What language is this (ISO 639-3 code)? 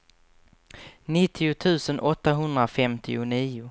swe